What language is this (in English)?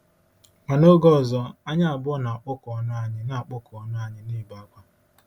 Igbo